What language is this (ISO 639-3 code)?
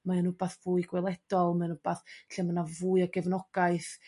cym